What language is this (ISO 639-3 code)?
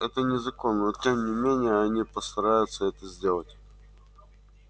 rus